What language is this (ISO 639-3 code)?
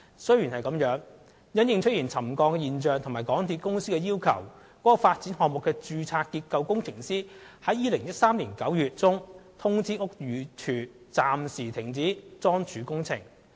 yue